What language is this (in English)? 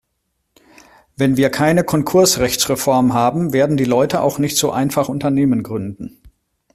German